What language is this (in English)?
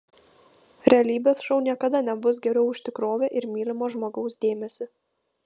Lithuanian